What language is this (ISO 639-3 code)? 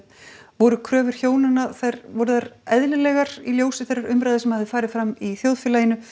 isl